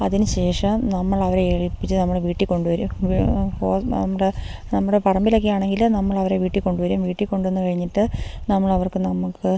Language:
Malayalam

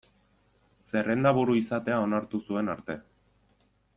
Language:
Basque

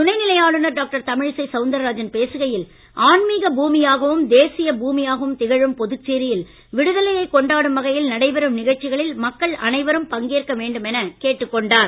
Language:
Tamil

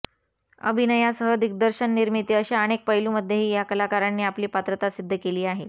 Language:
Marathi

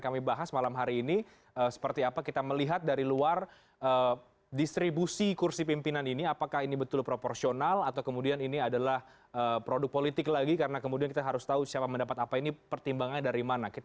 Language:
Indonesian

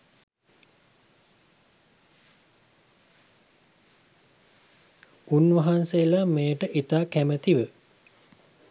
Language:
Sinhala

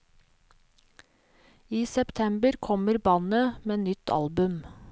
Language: Norwegian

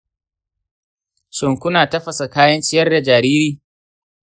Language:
Hausa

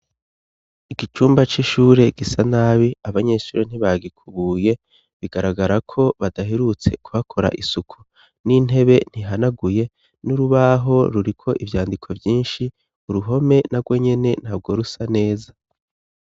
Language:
Rundi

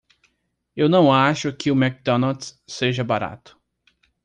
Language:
Portuguese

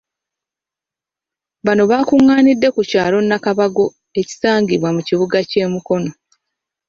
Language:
Ganda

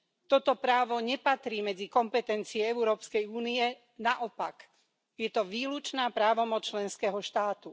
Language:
Slovak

